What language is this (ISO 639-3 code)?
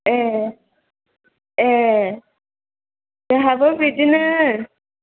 brx